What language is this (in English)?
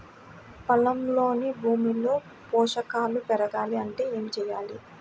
Telugu